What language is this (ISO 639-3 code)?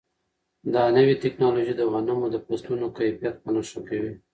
pus